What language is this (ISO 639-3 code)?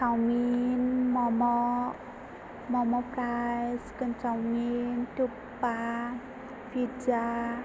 brx